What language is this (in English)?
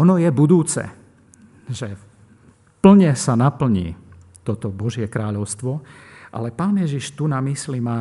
Slovak